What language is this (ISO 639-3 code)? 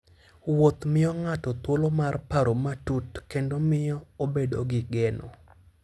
luo